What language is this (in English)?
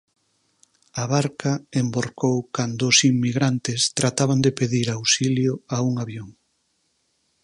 Galician